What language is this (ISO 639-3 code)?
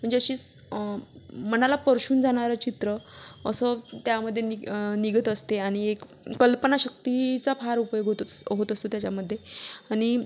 mar